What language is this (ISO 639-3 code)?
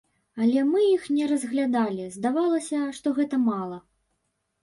bel